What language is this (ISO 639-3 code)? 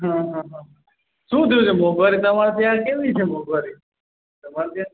guj